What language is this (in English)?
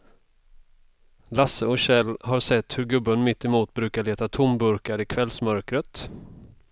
Swedish